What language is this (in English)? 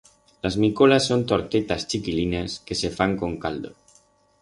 Aragonese